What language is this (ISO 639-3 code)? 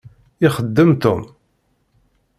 kab